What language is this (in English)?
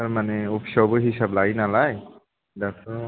Bodo